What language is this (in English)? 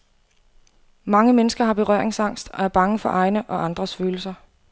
Danish